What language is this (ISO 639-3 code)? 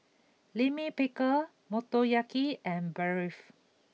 eng